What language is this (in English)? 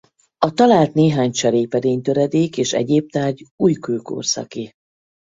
Hungarian